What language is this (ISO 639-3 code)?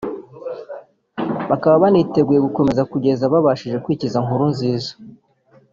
kin